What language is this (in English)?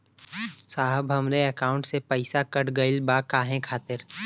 Bhojpuri